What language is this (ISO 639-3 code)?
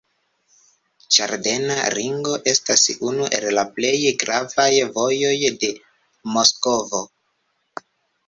epo